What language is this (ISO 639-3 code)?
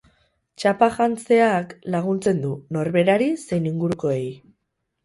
eus